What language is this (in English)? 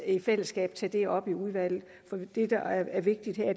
Danish